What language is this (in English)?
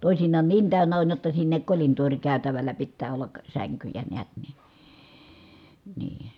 Finnish